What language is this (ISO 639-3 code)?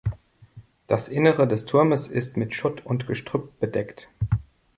deu